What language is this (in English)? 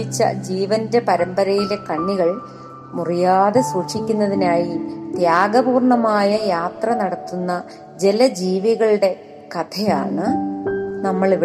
Malayalam